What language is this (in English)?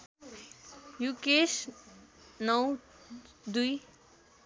Nepali